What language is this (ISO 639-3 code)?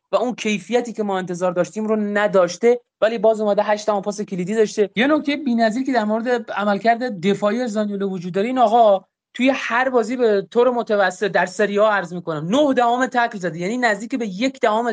fas